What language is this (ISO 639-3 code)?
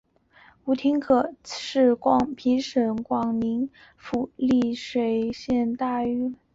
zho